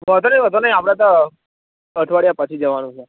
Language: Gujarati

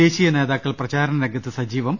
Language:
Malayalam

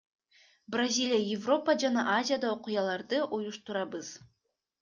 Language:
Kyrgyz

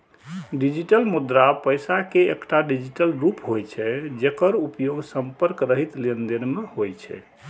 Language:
Maithili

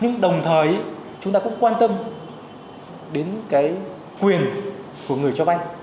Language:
Vietnamese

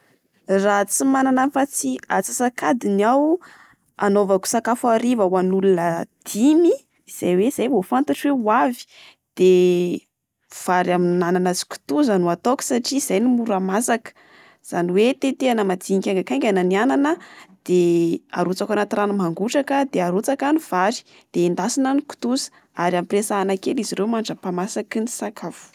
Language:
Malagasy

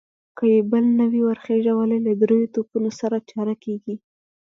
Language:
Pashto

